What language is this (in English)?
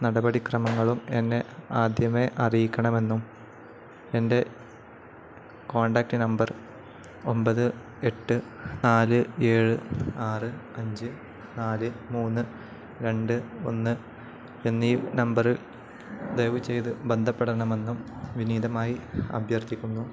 Malayalam